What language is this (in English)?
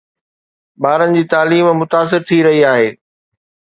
Sindhi